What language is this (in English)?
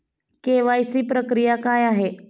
Marathi